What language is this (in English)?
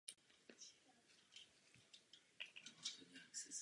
Czech